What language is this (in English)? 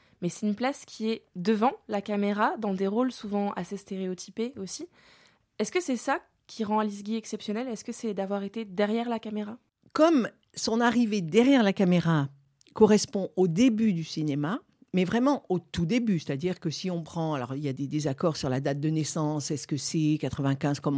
French